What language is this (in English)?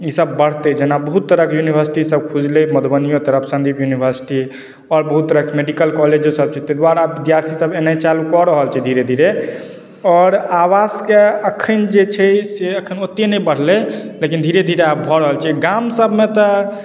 Maithili